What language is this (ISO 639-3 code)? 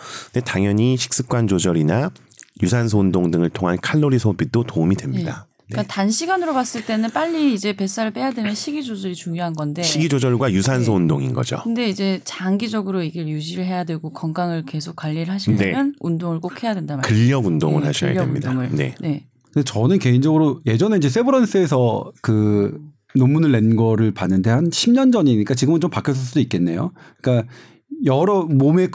kor